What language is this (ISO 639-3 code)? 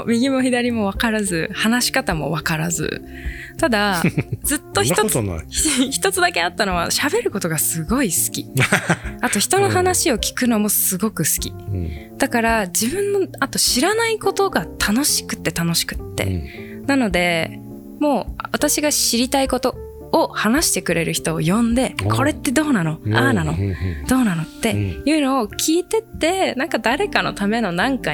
jpn